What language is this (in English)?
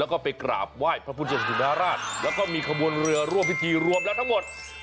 Thai